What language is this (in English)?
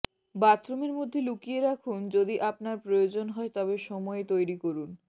Bangla